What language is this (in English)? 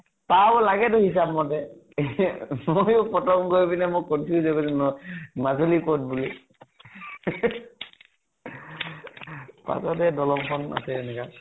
Assamese